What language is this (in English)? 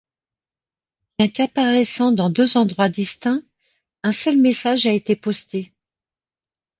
French